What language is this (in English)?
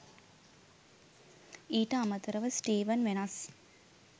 Sinhala